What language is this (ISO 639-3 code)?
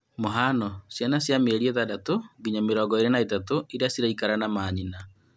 kik